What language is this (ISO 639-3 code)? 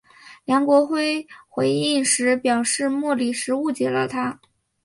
zho